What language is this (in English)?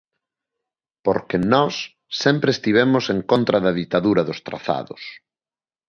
Galician